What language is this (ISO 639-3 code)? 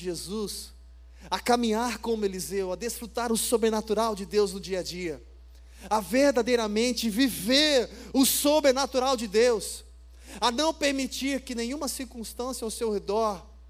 por